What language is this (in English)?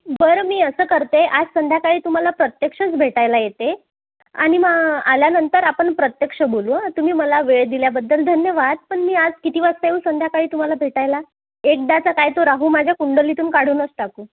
Marathi